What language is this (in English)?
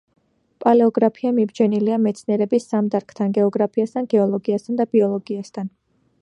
Georgian